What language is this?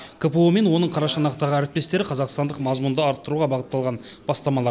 Kazakh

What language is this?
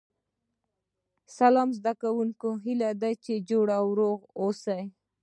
Pashto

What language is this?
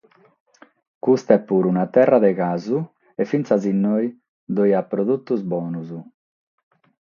Sardinian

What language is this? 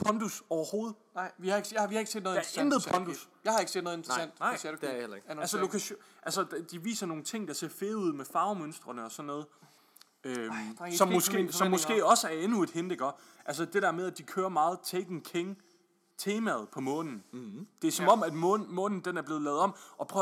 Danish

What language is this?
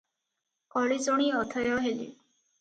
Odia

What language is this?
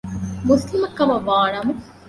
Divehi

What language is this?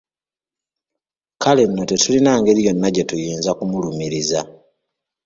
Ganda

